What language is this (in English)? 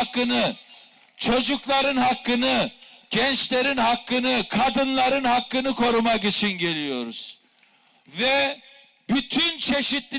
Turkish